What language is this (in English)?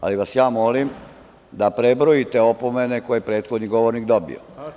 Serbian